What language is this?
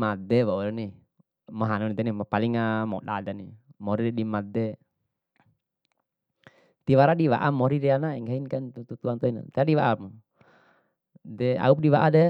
Bima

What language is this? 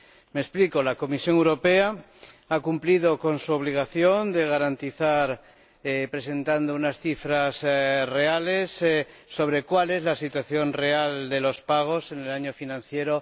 Spanish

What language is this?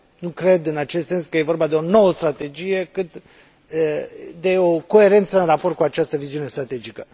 Romanian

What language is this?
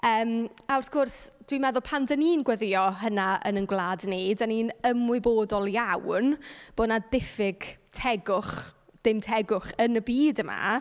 Welsh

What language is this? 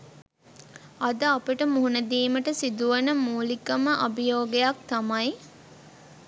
Sinhala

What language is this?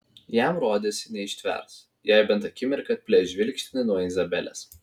Lithuanian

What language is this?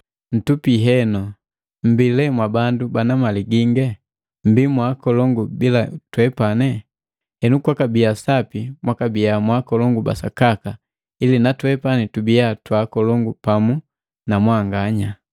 Matengo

